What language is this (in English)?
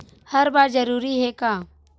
Chhattisgarhi